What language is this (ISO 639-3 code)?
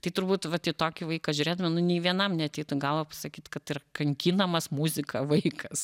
lit